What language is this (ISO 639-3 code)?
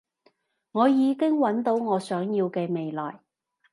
yue